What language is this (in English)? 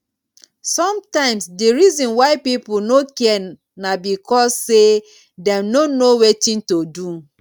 Nigerian Pidgin